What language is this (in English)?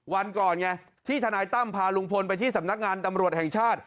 Thai